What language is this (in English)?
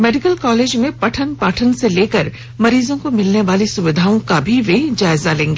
Hindi